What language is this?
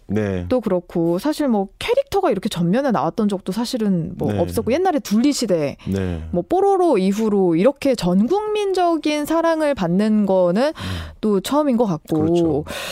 Korean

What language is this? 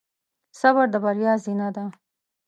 Pashto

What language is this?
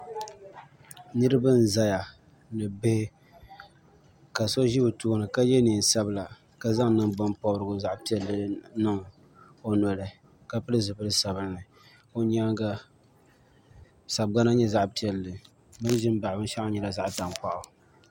Dagbani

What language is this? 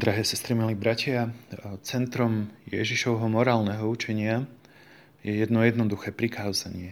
Slovak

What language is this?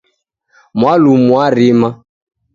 Taita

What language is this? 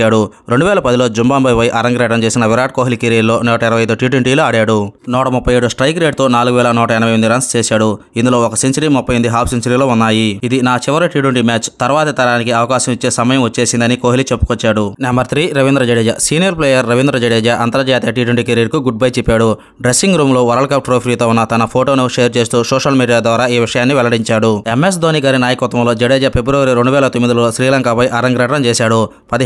Telugu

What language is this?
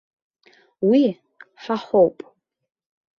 Abkhazian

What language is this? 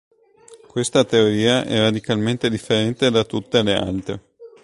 Italian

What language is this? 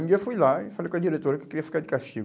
Portuguese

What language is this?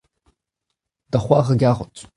Breton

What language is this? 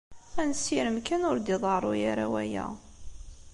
Kabyle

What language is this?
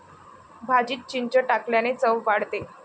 Marathi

